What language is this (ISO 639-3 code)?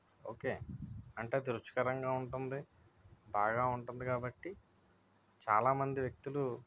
tel